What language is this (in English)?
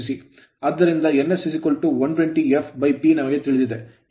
Kannada